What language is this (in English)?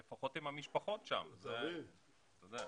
Hebrew